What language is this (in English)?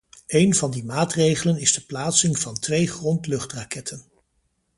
Dutch